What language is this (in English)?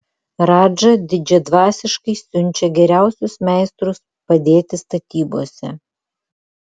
Lithuanian